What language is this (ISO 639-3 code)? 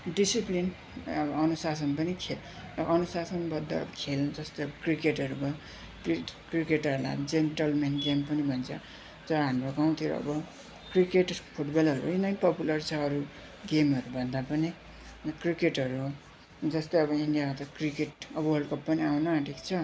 nep